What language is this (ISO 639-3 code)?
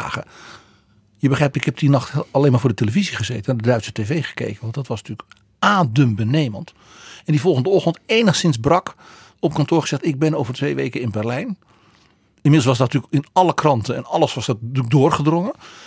nld